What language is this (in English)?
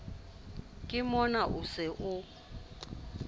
Southern Sotho